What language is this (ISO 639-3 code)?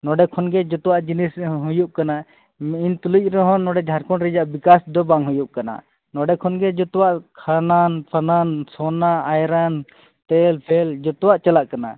sat